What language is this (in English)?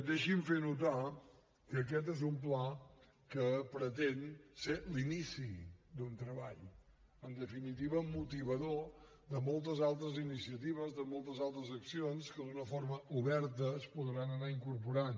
Catalan